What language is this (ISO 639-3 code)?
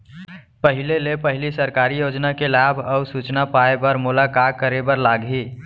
hne